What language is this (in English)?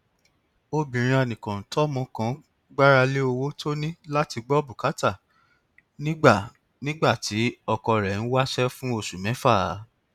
Yoruba